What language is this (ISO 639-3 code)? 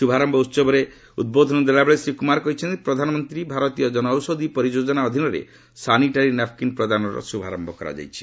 ori